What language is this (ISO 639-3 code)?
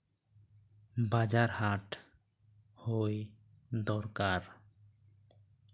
sat